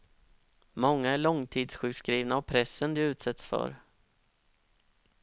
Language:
Swedish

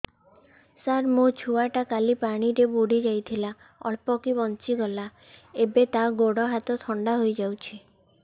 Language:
Odia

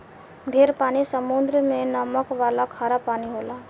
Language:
Bhojpuri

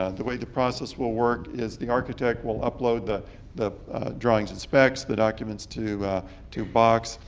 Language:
English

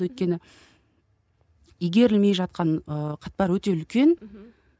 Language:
Kazakh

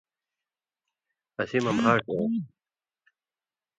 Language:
Indus Kohistani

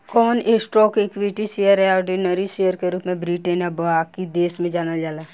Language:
Bhojpuri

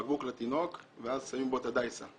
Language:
Hebrew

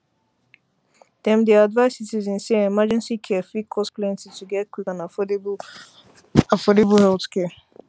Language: Nigerian Pidgin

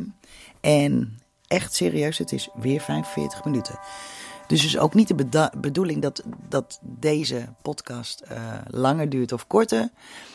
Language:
Dutch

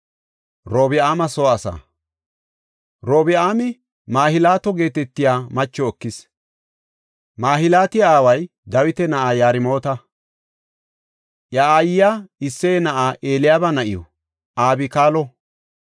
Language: Gofa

